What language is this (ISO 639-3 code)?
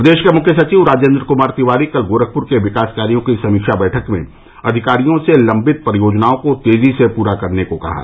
hin